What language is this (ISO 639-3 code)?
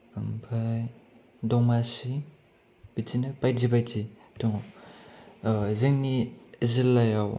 brx